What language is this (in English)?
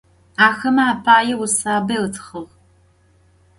Adyghe